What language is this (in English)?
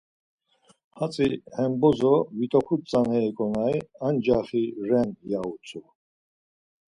Laz